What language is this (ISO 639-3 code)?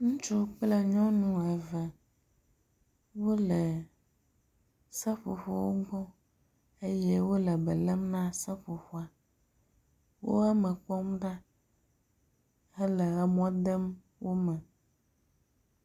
ewe